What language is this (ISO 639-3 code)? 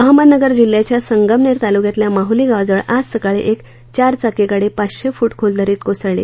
mar